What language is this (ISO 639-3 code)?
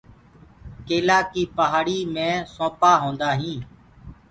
ggg